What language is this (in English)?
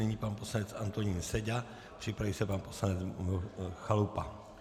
Czech